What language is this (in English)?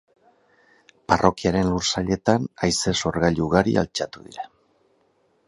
Basque